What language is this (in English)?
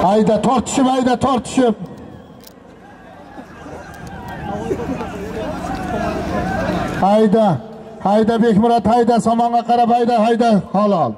Turkish